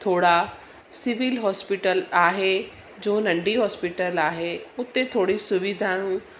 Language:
Sindhi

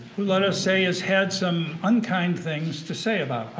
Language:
English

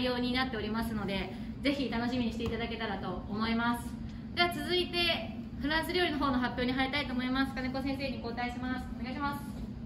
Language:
Japanese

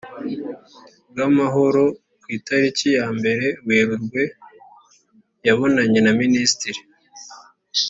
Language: Kinyarwanda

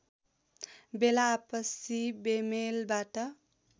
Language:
Nepali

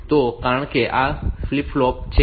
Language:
Gujarati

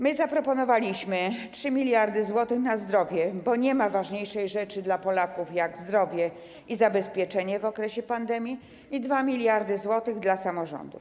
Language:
Polish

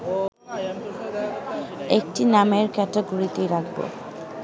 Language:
Bangla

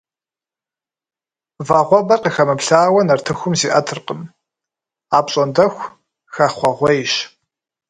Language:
Kabardian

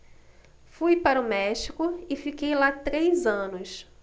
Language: Portuguese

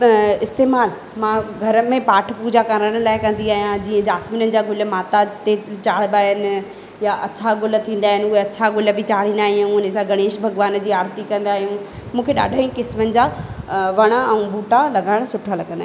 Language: Sindhi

